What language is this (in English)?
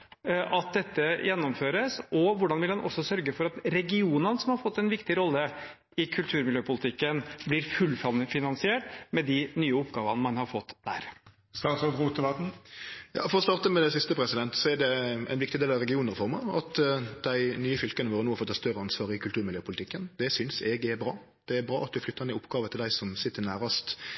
Norwegian